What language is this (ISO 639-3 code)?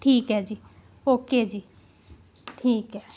pan